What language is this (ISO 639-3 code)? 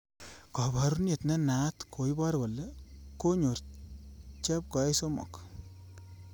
kln